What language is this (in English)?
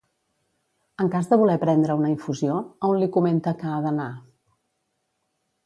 Catalan